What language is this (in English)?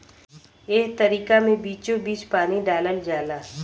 Bhojpuri